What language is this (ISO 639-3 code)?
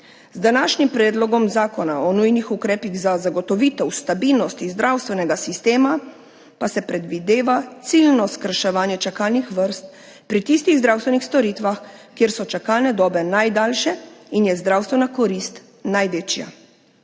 slv